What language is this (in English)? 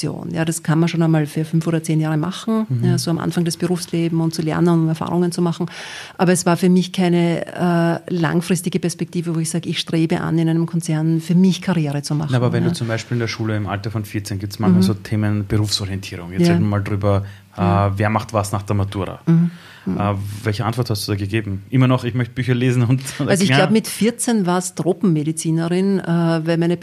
German